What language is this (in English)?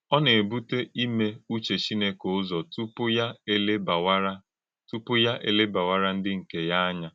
Igbo